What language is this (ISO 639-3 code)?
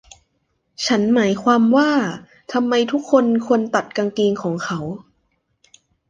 tha